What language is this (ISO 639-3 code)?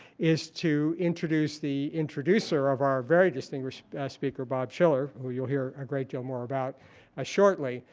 eng